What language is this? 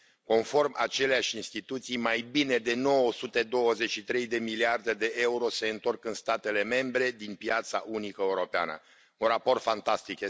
Romanian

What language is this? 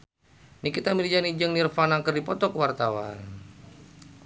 Sundanese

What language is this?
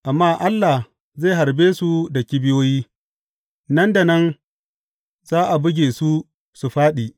Hausa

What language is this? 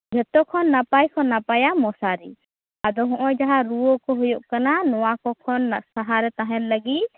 Santali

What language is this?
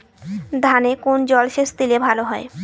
Bangla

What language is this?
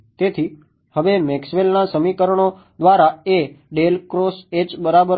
Gujarati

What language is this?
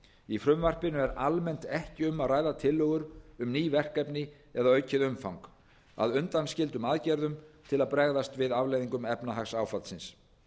Icelandic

